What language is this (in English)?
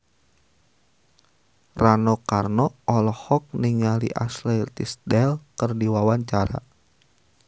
Sundanese